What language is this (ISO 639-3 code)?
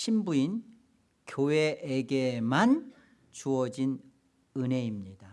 kor